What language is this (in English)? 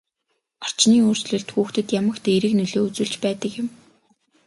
Mongolian